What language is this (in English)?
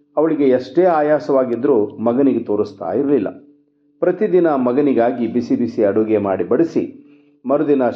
Kannada